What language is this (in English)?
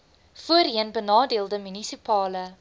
Afrikaans